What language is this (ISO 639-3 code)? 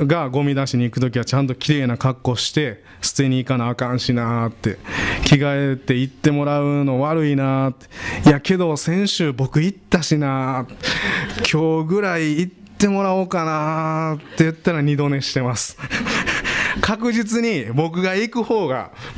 jpn